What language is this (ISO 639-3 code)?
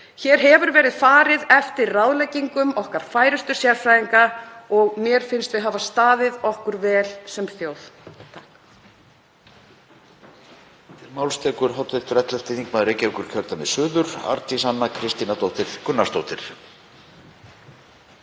isl